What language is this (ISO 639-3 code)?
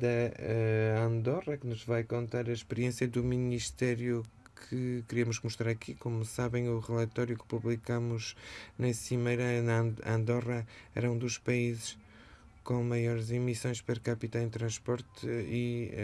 por